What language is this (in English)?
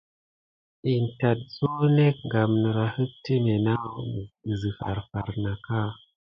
Gidar